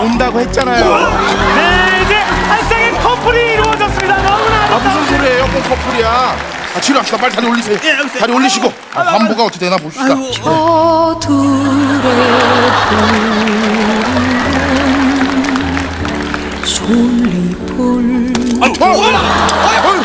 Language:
Korean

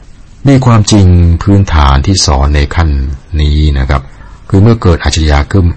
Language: Thai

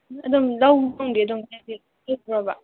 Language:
Manipuri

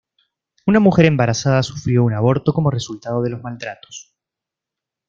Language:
Spanish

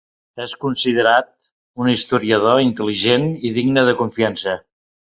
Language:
Catalan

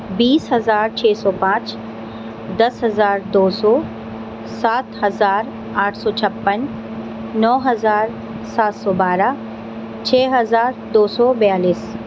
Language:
Urdu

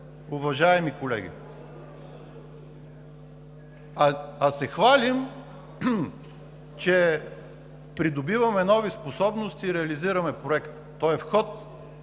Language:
Bulgarian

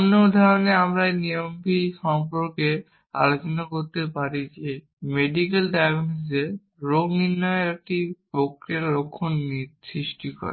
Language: Bangla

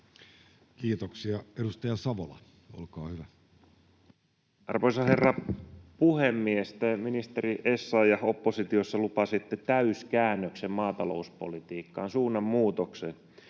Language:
Finnish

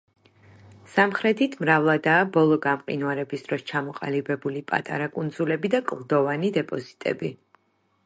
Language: Georgian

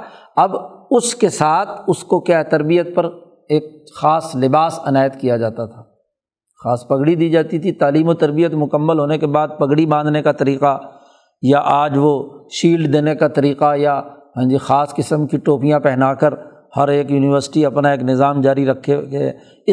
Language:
Urdu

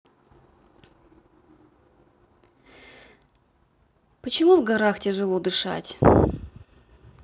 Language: Russian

